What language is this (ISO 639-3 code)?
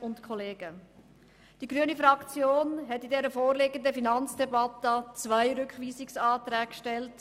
gsw